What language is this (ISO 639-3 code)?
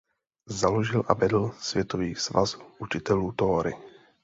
ces